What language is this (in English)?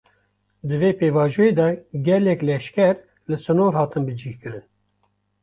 Kurdish